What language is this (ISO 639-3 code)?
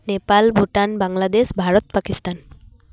sat